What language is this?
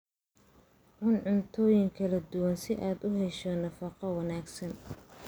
Somali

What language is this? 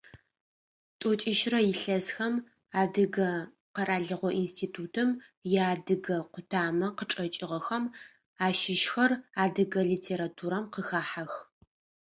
Adyghe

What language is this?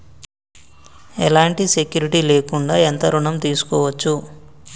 Telugu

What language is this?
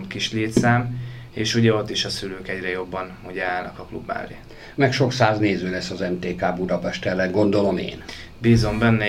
Hungarian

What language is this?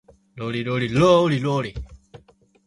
Japanese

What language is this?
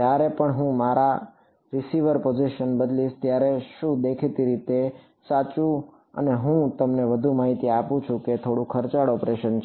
Gujarati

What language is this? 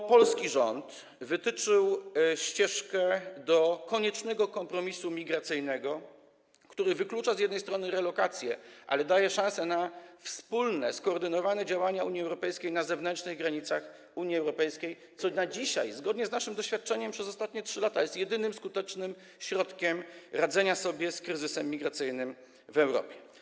Polish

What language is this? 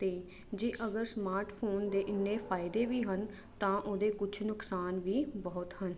Punjabi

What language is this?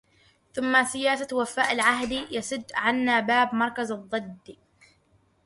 Arabic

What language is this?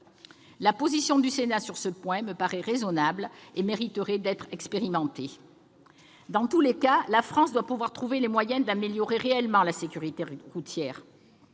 French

